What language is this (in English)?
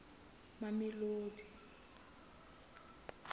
Southern Sotho